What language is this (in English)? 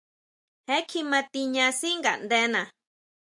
Huautla Mazatec